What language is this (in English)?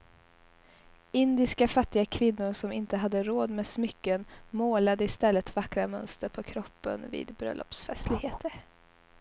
Swedish